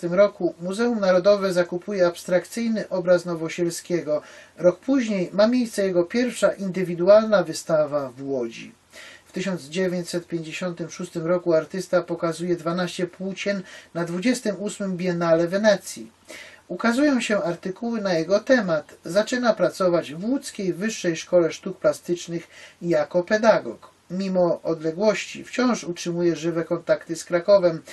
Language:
Polish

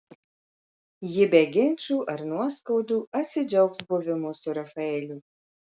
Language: Lithuanian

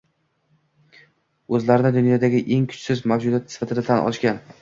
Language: Uzbek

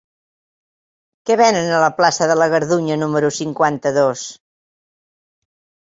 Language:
Catalan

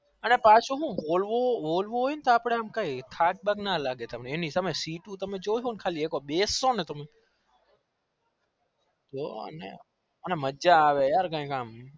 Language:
Gujarati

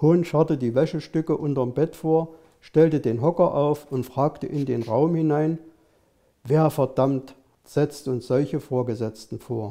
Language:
German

